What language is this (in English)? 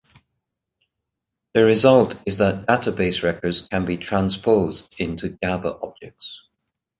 English